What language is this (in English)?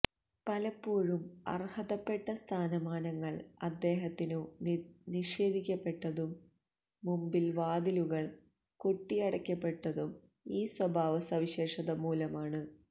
Malayalam